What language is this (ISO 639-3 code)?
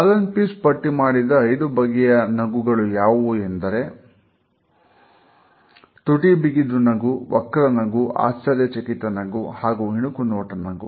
kan